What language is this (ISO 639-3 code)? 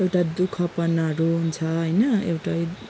nep